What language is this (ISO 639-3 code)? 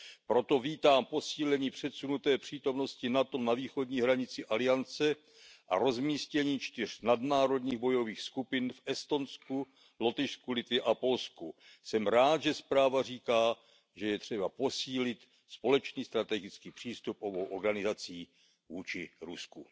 ces